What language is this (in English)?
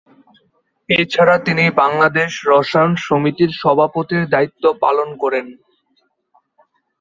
Bangla